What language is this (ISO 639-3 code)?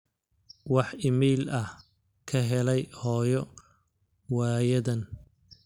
som